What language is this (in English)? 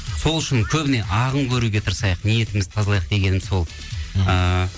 Kazakh